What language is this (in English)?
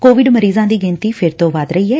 Punjabi